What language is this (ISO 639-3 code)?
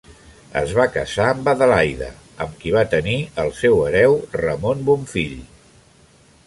cat